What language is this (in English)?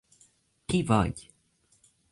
Hungarian